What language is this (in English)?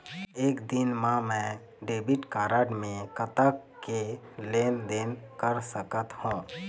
Chhattisgarhi